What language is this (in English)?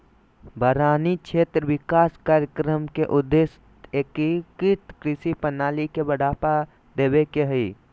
Magahi